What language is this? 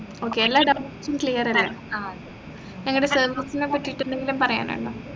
Malayalam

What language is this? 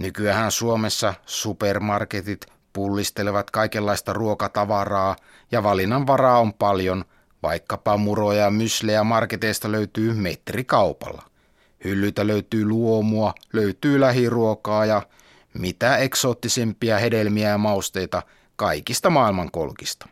Finnish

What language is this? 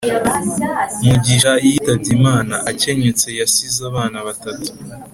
Kinyarwanda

